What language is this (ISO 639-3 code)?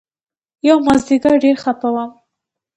pus